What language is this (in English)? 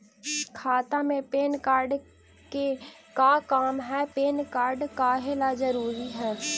Magahi